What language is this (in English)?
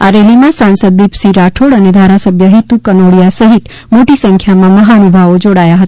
Gujarati